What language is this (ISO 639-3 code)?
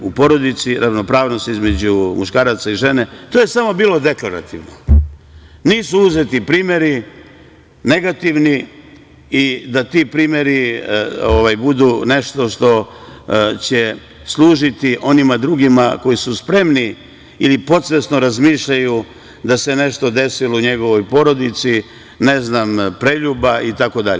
srp